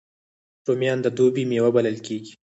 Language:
Pashto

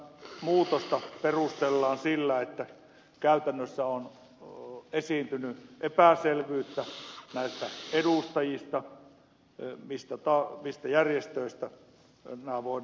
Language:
Finnish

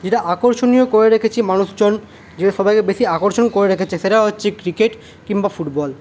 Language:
Bangla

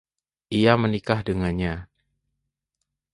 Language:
Indonesian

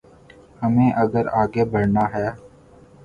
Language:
Urdu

